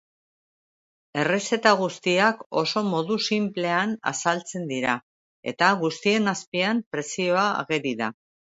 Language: Basque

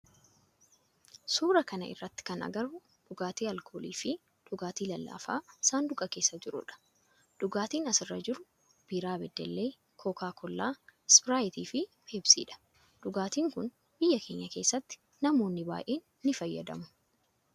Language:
Oromo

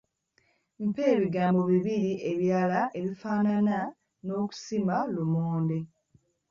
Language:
Ganda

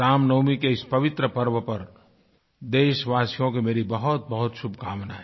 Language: Hindi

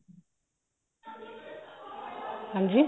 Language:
Punjabi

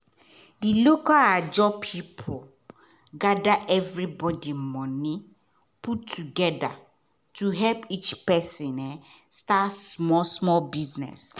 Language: Nigerian Pidgin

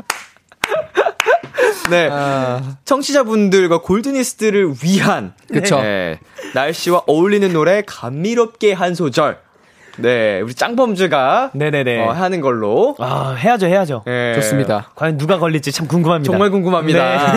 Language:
Korean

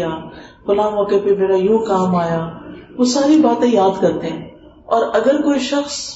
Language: Urdu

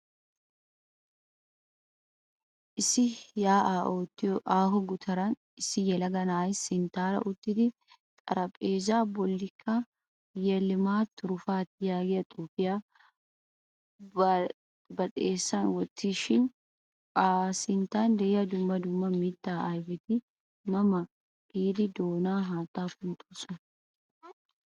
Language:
Wolaytta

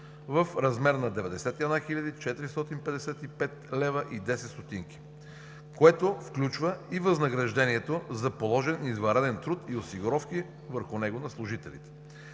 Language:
Bulgarian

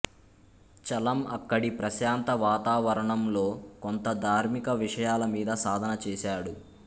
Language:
Telugu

